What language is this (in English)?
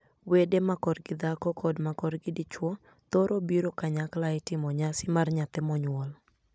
Luo (Kenya and Tanzania)